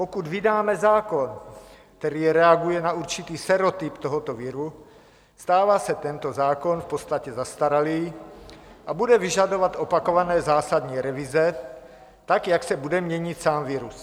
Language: Czech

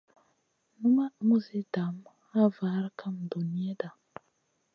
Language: Masana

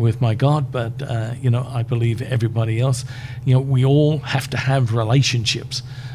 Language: English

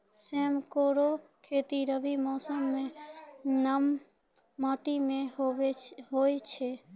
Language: Maithili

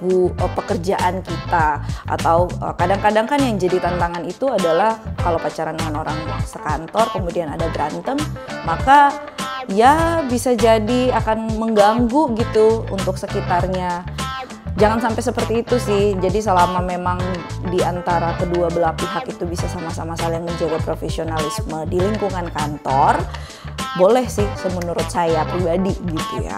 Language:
Indonesian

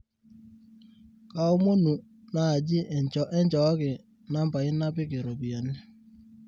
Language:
Masai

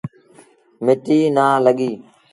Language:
Sindhi Bhil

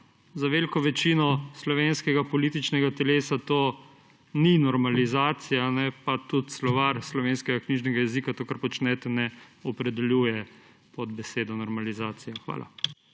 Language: Slovenian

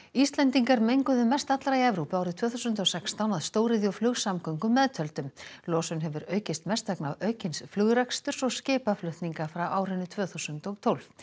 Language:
Icelandic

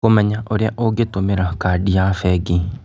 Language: Kikuyu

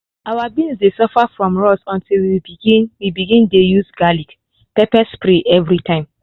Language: Nigerian Pidgin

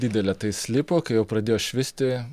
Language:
Lithuanian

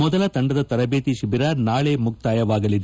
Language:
Kannada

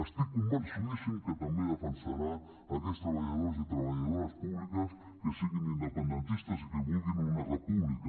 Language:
Catalan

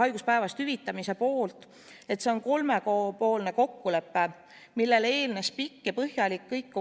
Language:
Estonian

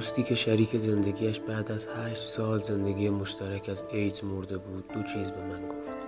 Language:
Persian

